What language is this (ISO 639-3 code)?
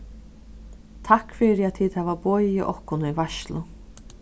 fao